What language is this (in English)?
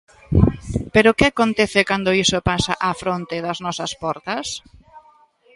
Galician